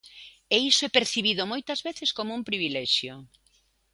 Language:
Galician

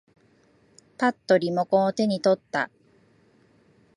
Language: Japanese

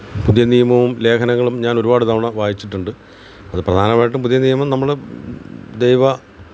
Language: Malayalam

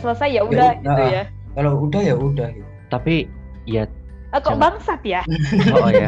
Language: Indonesian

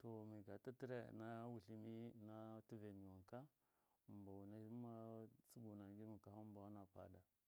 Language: Miya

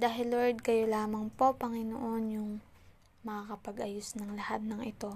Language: Filipino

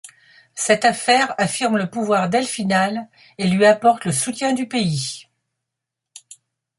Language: French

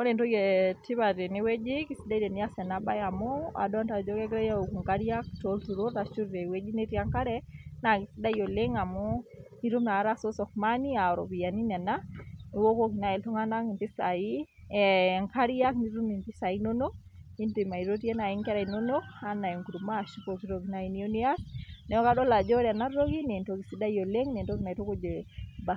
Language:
Masai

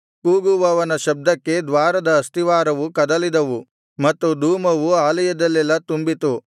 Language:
Kannada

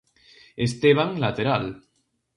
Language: Galician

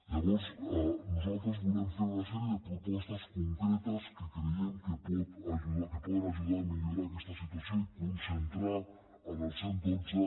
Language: Catalan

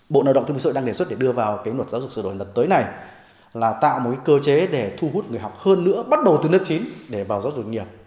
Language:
Vietnamese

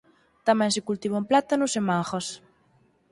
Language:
Galician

